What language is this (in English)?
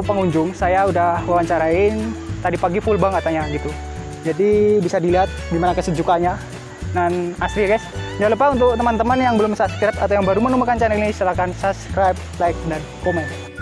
Indonesian